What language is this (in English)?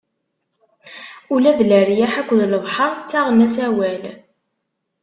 Kabyle